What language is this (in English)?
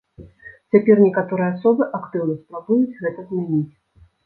Belarusian